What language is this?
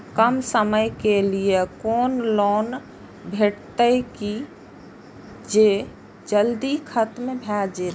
Maithili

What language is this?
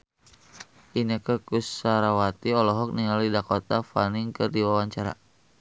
Sundanese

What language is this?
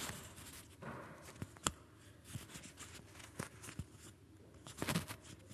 Swedish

